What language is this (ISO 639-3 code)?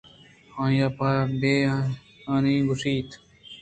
bgp